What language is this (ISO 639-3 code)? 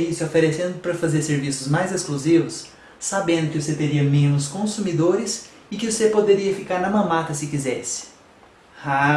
por